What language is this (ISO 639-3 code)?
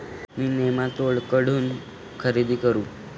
mar